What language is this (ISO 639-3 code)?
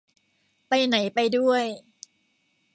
tha